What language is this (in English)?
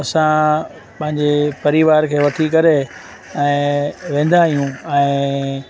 Sindhi